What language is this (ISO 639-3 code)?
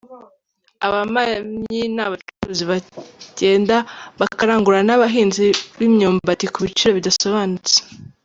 kin